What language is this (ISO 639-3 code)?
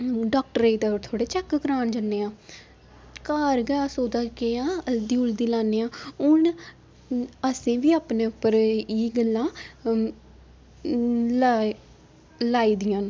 doi